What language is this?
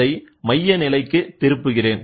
Tamil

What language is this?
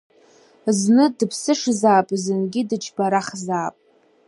Abkhazian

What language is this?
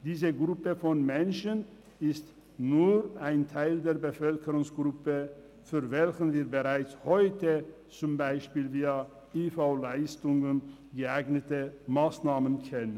Swiss German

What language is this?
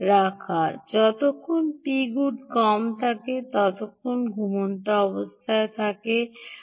Bangla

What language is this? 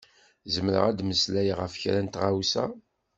Kabyle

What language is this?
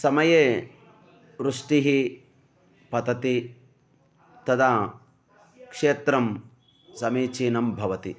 Sanskrit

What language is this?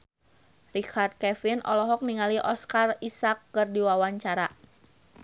Sundanese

